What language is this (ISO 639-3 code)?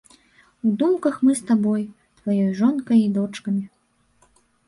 bel